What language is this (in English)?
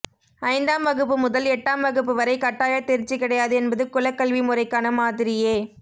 Tamil